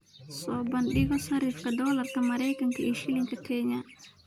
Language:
Somali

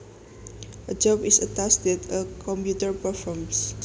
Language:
Javanese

